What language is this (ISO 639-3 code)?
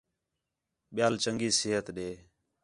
xhe